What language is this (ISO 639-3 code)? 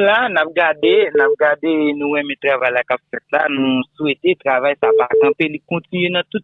fra